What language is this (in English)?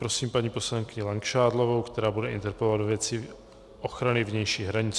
Czech